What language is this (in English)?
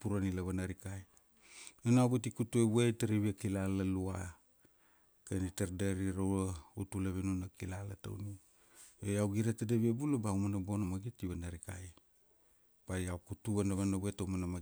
Kuanua